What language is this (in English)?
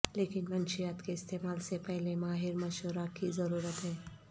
Urdu